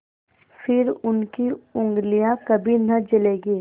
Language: Hindi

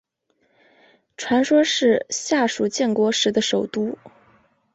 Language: Chinese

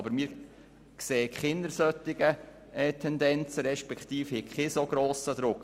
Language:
Swiss German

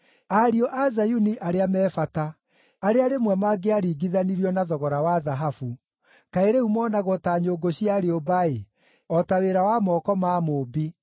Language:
Kikuyu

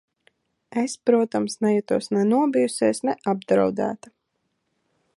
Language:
Latvian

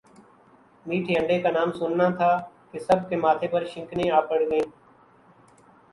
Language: Urdu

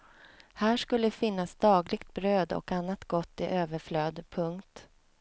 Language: Swedish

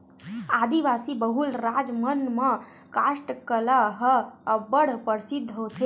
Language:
Chhattisgarhi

